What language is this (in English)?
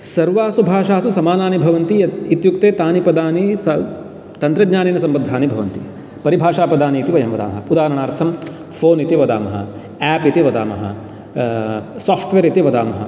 Sanskrit